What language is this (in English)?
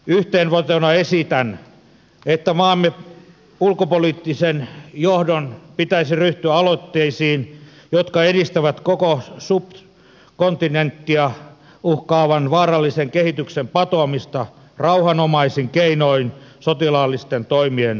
Finnish